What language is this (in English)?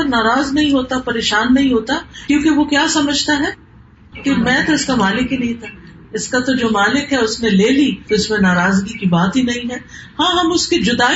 Urdu